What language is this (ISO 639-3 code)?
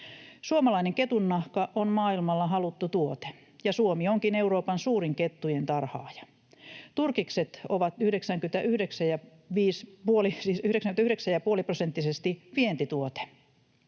fin